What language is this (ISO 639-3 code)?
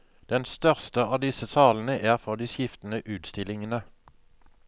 nor